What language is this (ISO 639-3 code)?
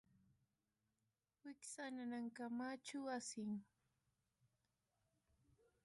qus